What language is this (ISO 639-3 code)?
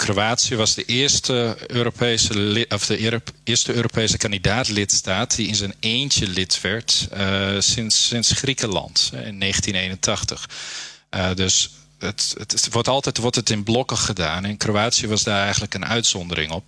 nld